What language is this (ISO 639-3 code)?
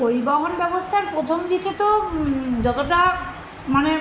ben